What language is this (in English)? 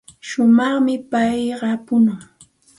Santa Ana de Tusi Pasco Quechua